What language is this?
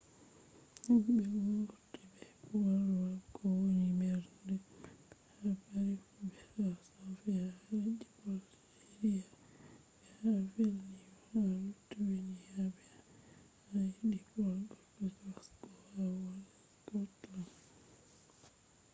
Fula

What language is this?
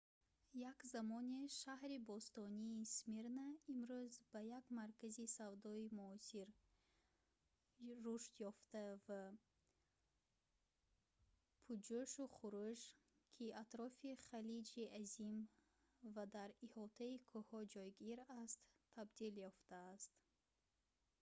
Tajik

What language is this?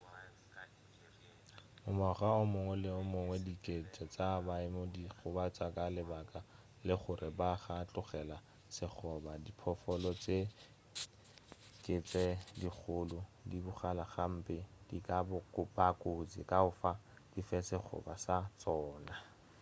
Northern Sotho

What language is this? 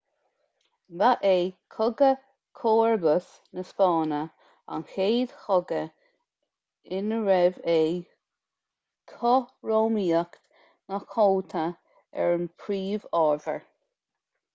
Irish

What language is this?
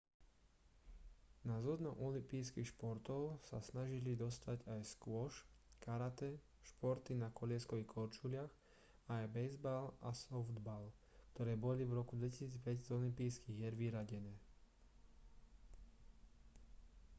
Slovak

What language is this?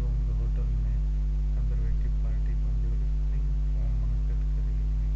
Sindhi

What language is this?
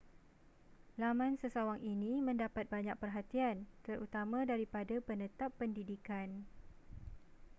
Malay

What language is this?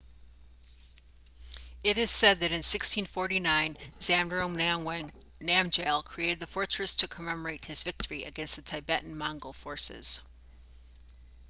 English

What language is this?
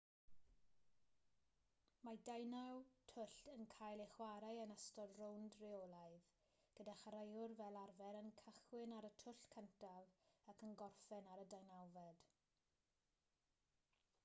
Welsh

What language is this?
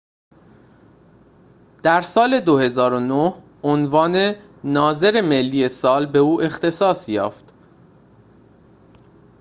Persian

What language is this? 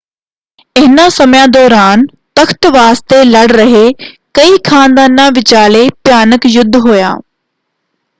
Punjabi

